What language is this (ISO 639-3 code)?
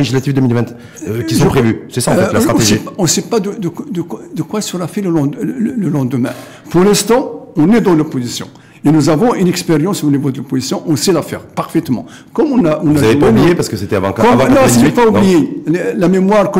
fra